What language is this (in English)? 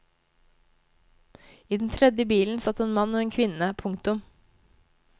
Norwegian